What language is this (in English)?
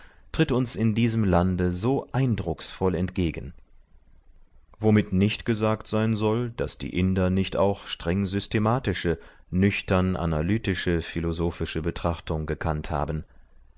German